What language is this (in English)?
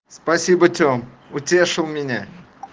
Russian